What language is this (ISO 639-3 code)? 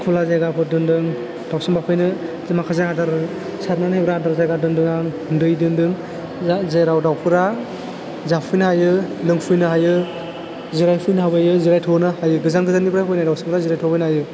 brx